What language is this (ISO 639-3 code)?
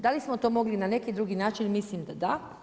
hrv